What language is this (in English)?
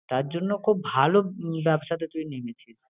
Bangla